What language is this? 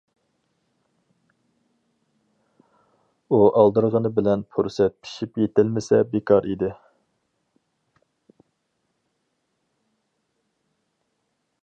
Uyghur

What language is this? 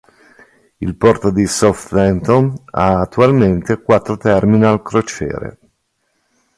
Italian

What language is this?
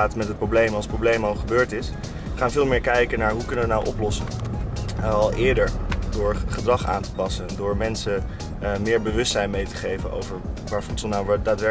Dutch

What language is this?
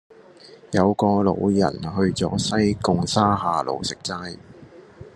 Cantonese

